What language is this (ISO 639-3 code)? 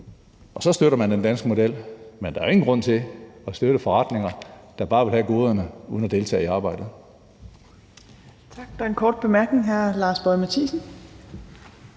dan